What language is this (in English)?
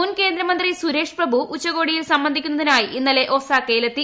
Malayalam